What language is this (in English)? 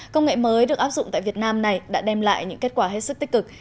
Vietnamese